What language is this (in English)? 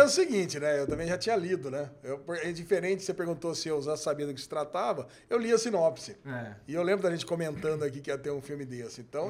Portuguese